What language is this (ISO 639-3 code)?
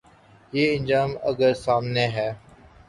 urd